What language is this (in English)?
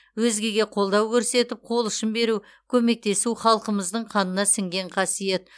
Kazakh